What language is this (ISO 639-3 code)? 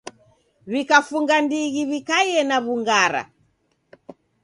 dav